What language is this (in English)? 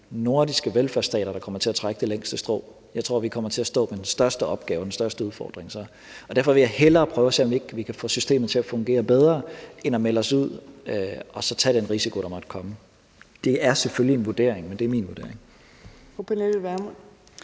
Danish